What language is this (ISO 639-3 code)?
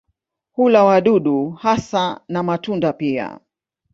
swa